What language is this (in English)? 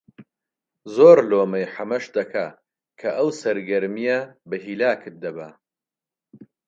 Central Kurdish